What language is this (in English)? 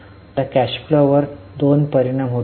Marathi